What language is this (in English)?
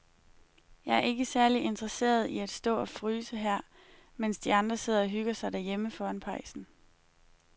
Danish